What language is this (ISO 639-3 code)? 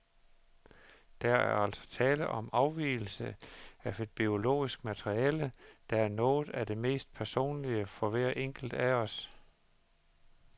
dan